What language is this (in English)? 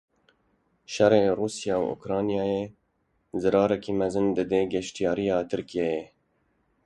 Kurdish